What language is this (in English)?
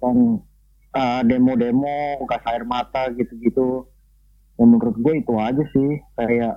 Indonesian